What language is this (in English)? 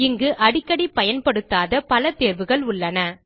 Tamil